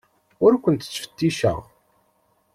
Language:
Kabyle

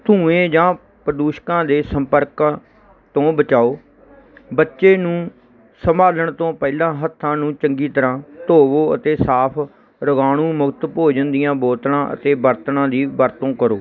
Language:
Punjabi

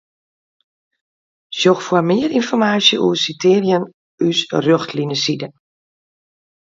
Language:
Western Frisian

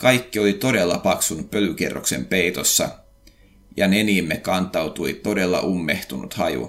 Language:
Finnish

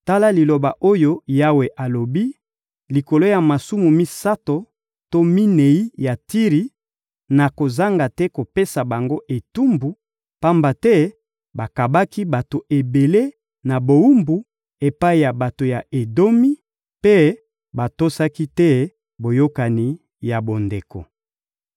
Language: Lingala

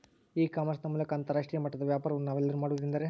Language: Kannada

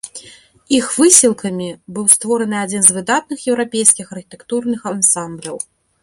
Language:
Belarusian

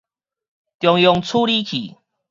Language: Min Nan Chinese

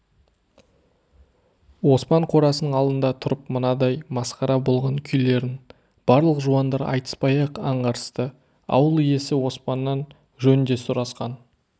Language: Kazakh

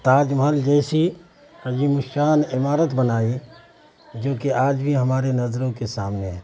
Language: Urdu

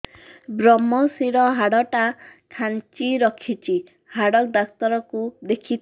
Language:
Odia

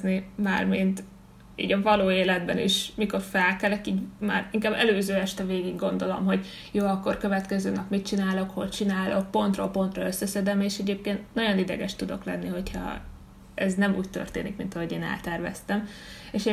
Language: Hungarian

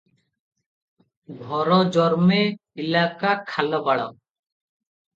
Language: Odia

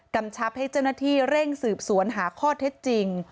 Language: Thai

